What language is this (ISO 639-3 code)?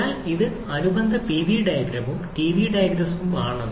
mal